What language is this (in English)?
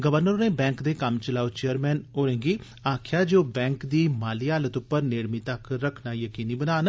Dogri